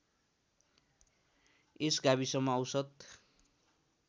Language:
Nepali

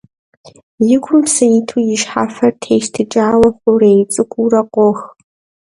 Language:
Kabardian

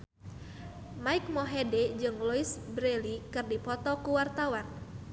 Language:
Sundanese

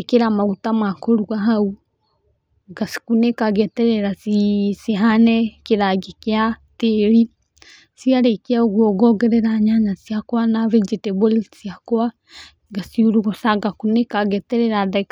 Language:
Kikuyu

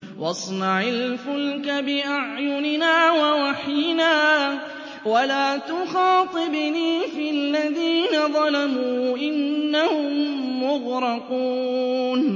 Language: Arabic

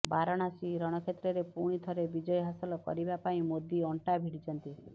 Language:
Odia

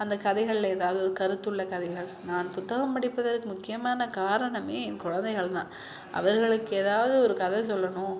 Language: Tamil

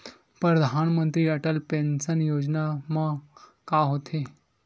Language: Chhattisgarhi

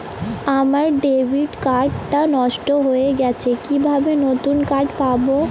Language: Bangla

